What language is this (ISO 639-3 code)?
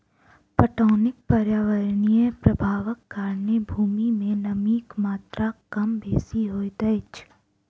mai